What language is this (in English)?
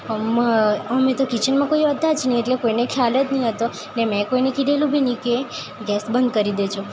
Gujarati